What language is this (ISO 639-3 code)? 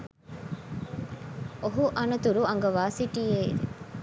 sin